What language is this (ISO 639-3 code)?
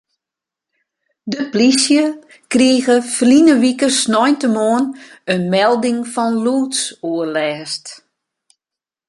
fry